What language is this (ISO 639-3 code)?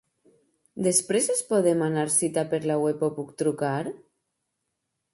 cat